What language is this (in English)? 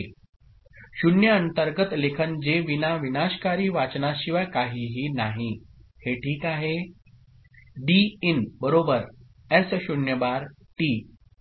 Marathi